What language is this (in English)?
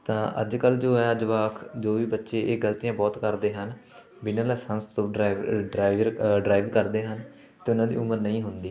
Punjabi